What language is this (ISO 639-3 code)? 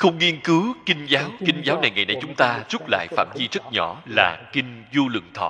vie